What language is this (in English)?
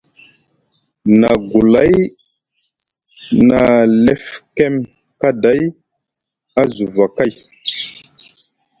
Musgu